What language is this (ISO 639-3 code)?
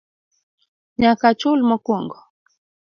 luo